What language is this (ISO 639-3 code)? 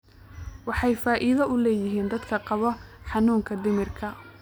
som